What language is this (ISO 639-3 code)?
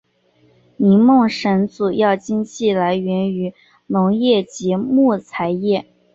zho